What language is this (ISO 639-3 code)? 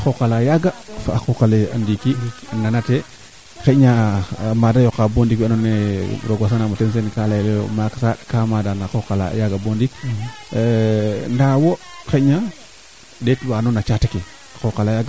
srr